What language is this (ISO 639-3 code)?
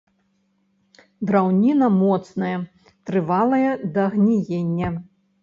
bel